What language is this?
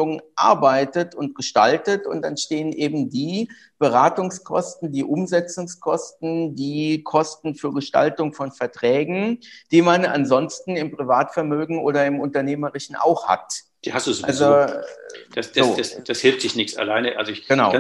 German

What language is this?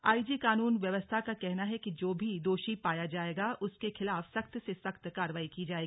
Hindi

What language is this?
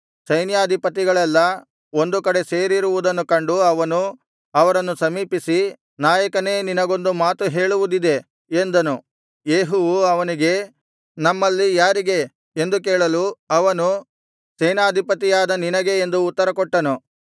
Kannada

